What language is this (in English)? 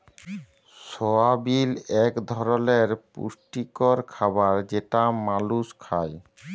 Bangla